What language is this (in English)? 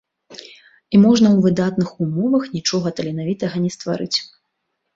Belarusian